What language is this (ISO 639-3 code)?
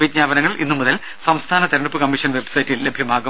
mal